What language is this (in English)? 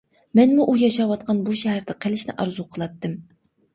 Uyghur